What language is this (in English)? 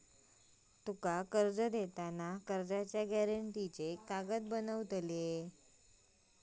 Marathi